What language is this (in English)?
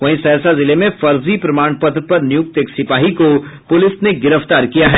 Hindi